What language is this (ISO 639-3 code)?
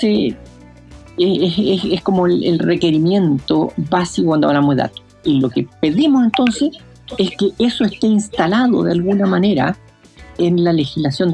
spa